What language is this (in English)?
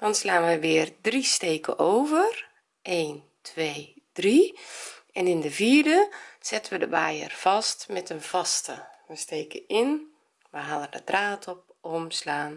Dutch